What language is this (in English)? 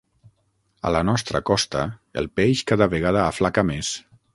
Catalan